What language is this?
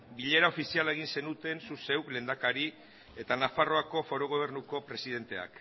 Basque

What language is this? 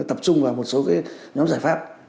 Vietnamese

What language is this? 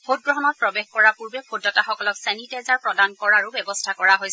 Assamese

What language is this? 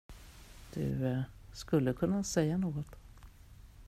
Swedish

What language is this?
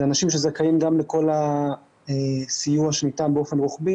Hebrew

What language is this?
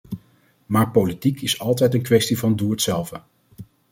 Dutch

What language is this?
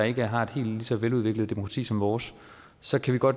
Danish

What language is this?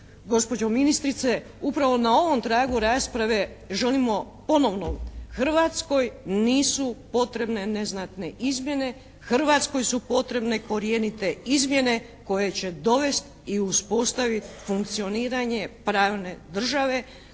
Croatian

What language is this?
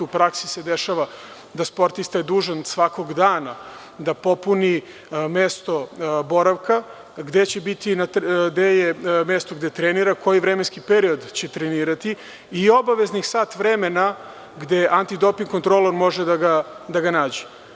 Serbian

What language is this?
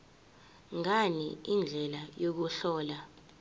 Zulu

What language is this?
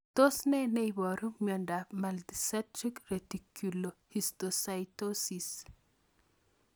Kalenjin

